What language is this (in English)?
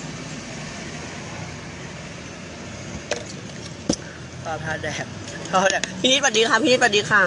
Thai